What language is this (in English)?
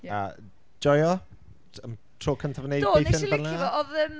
Welsh